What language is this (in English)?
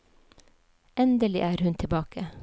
Norwegian